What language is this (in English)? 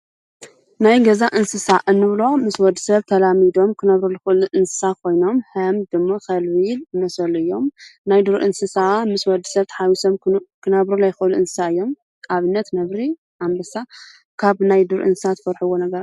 Tigrinya